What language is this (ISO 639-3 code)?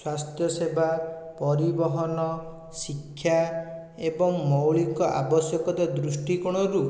ori